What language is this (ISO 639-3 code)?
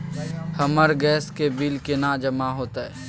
mai